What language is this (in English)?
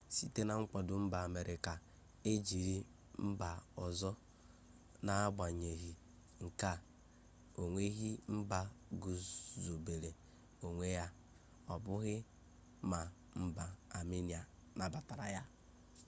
Igbo